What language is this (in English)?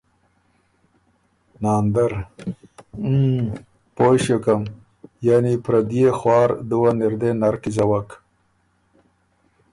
Ormuri